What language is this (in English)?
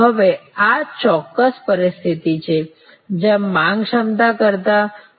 Gujarati